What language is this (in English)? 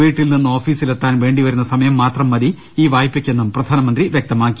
Malayalam